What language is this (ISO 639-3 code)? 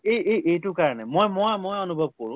asm